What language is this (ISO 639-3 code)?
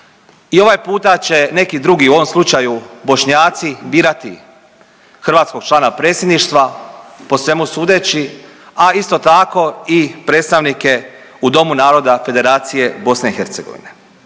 hrv